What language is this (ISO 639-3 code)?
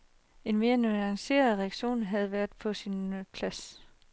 dan